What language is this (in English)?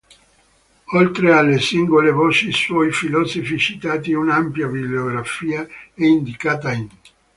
Italian